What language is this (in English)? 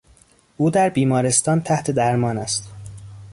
Persian